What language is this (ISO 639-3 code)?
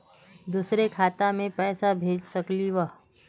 mag